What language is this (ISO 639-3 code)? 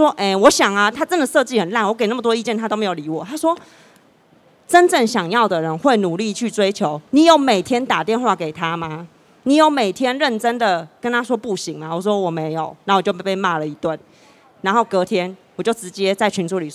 zho